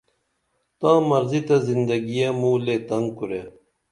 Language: Dameli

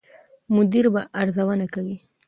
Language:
Pashto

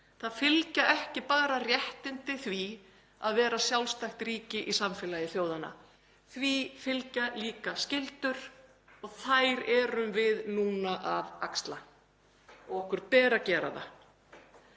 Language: Icelandic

